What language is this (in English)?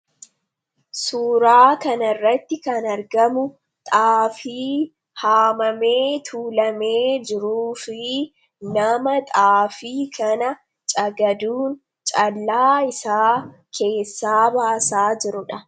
Oromo